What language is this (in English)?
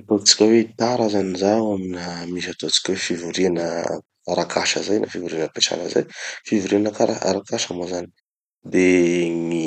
Tanosy Malagasy